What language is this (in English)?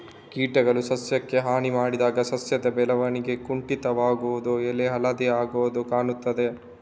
Kannada